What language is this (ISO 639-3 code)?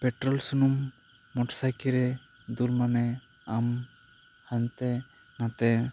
sat